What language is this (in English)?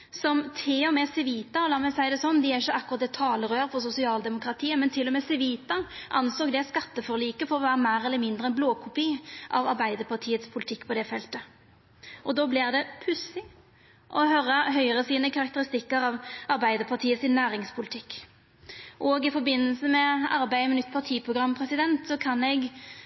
Norwegian Nynorsk